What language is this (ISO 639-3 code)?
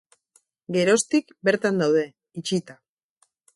eus